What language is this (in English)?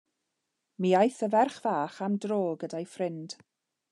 Welsh